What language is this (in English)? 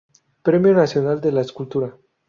Spanish